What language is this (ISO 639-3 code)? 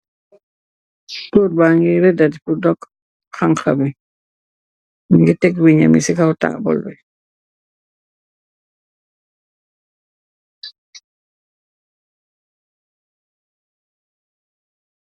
wol